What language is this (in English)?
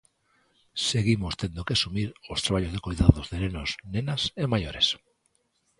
Galician